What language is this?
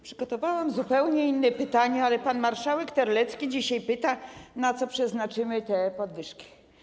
Polish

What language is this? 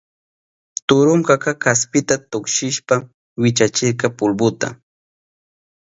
Southern Pastaza Quechua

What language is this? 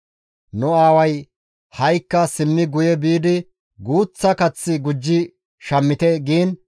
Gamo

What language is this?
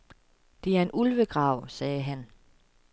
Danish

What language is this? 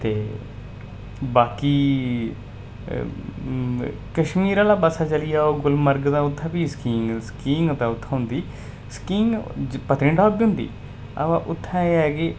Dogri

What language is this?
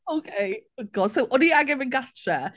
Welsh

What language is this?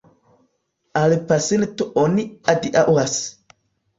Esperanto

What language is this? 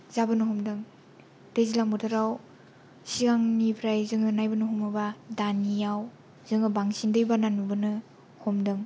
Bodo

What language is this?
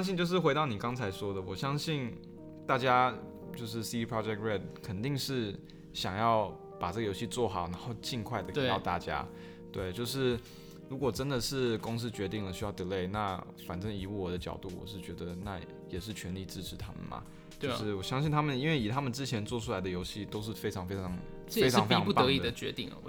Chinese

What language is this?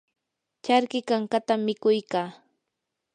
Yanahuanca Pasco Quechua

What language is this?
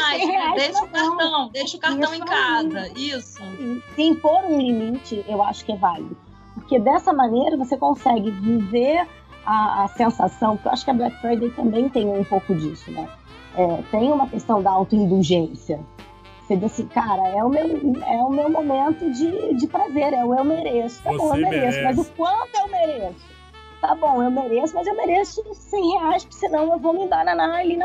Portuguese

